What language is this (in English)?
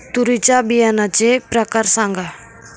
Marathi